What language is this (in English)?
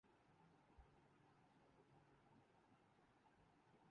Urdu